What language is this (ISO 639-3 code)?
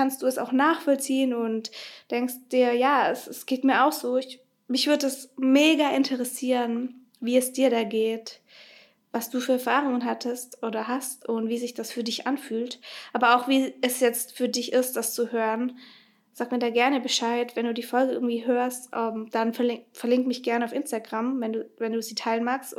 deu